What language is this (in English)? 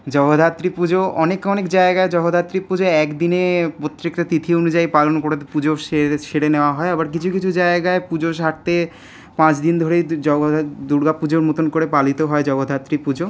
Bangla